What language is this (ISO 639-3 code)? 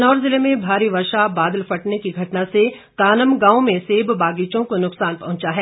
hin